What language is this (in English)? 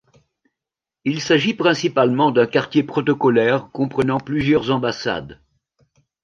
French